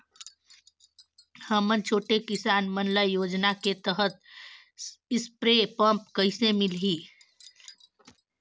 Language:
Chhattisgarhi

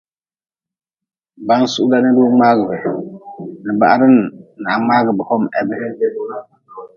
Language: Nawdm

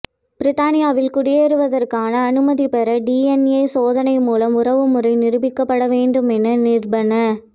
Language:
Tamil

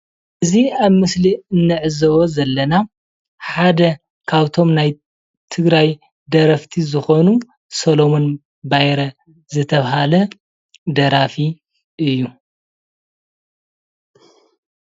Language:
Tigrinya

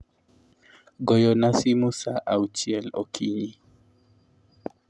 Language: Luo (Kenya and Tanzania)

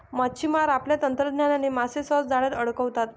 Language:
Marathi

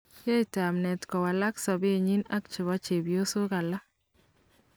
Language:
Kalenjin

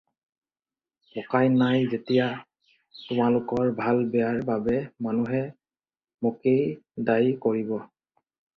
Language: Assamese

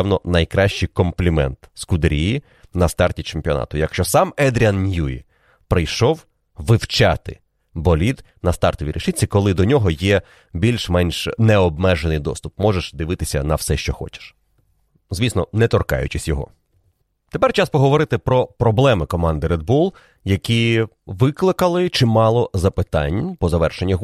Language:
Ukrainian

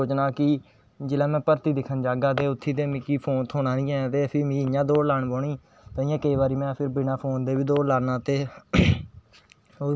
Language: Dogri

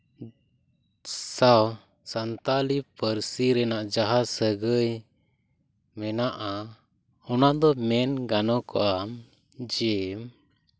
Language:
Santali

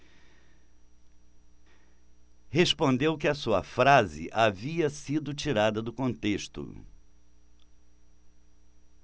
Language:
Portuguese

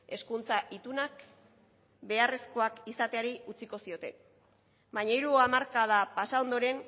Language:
Basque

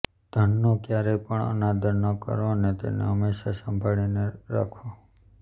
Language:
Gujarati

